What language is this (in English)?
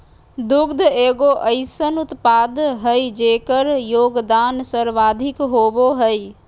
Magahi